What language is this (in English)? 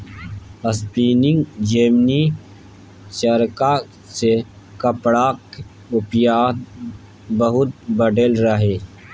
Maithili